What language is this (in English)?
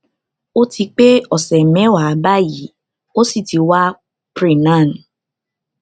Yoruba